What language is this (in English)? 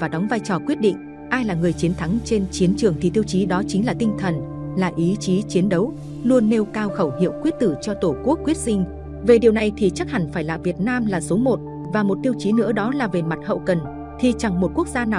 Vietnamese